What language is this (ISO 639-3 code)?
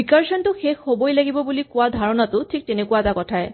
asm